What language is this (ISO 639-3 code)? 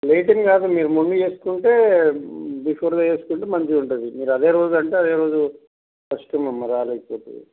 tel